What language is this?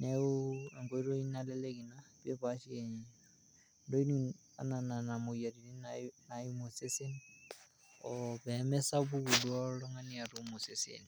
Masai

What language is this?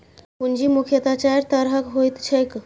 Maithili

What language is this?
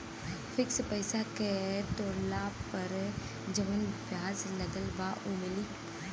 Bhojpuri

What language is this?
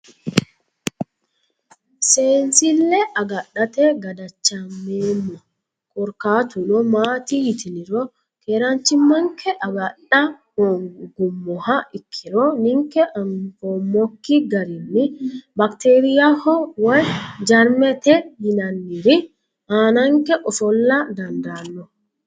Sidamo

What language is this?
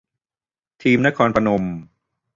Thai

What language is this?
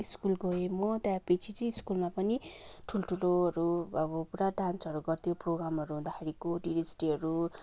Nepali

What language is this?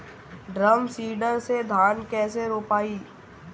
Bhojpuri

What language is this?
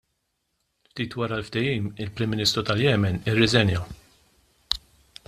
Maltese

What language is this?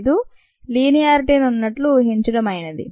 Telugu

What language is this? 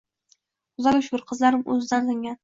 Uzbek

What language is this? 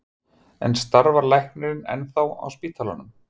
Icelandic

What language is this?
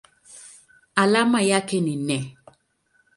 Swahili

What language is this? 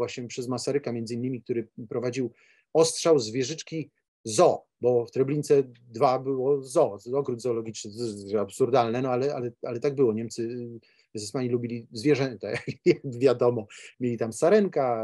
Polish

